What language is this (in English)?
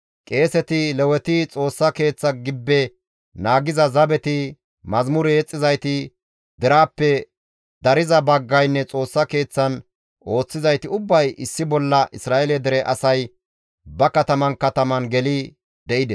Gamo